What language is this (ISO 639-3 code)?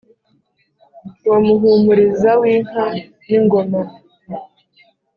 kin